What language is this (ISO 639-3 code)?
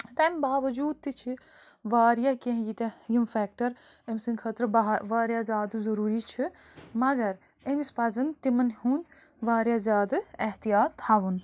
kas